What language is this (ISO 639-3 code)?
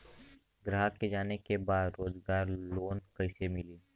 bho